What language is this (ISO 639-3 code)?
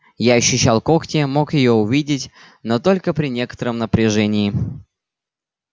rus